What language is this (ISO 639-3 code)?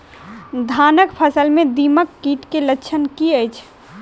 mai